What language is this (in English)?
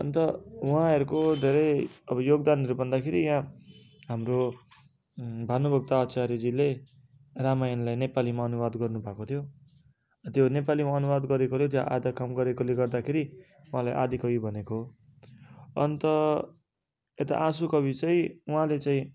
Nepali